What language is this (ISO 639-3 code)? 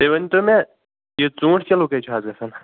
kas